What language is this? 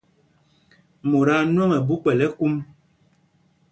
Mpumpong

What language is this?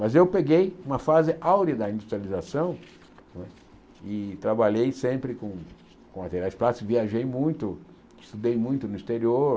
Portuguese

